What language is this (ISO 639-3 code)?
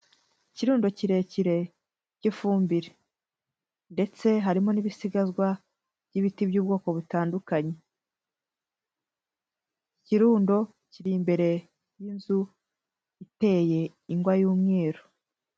kin